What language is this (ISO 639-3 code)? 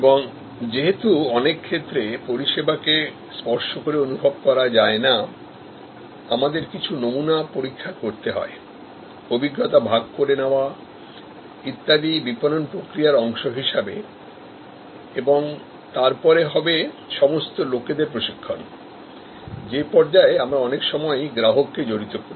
ben